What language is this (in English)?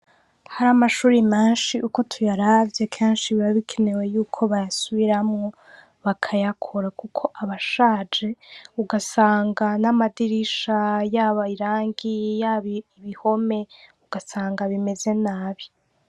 Rundi